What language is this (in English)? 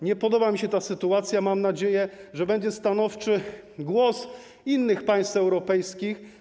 Polish